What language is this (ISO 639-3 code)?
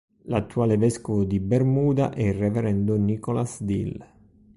ita